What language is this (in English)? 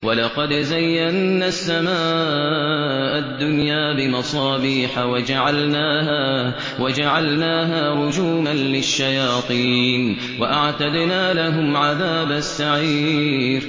Arabic